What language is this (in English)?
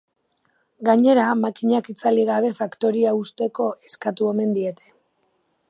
Basque